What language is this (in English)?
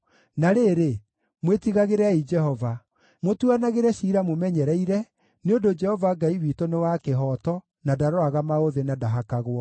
Kikuyu